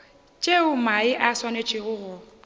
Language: Northern Sotho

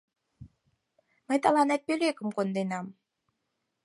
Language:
Mari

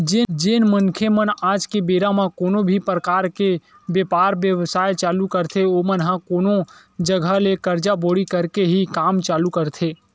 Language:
Chhattisgarhi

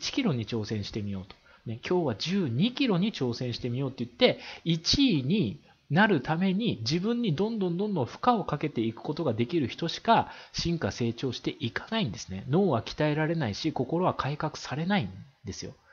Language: Japanese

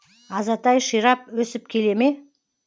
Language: Kazakh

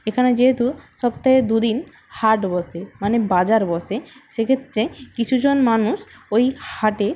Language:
Bangla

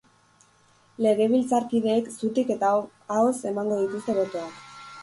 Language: Basque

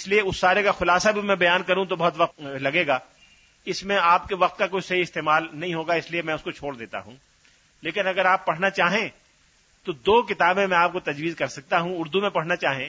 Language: Urdu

